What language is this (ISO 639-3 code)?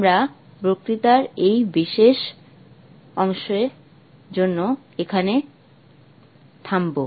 ben